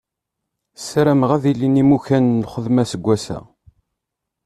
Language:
Kabyle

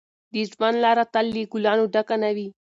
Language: Pashto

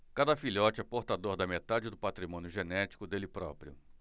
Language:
Portuguese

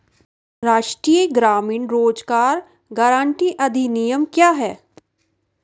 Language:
Hindi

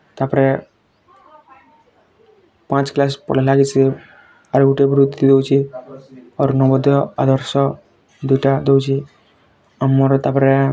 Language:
Odia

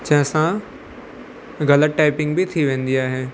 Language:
Sindhi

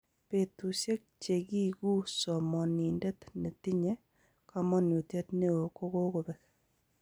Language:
Kalenjin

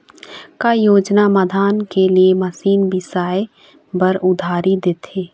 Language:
Chhattisgarhi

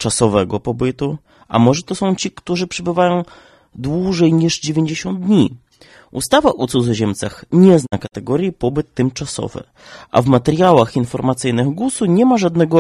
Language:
Polish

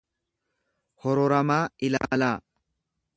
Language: Oromo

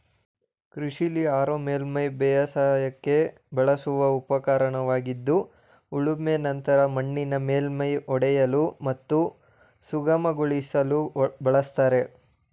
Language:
Kannada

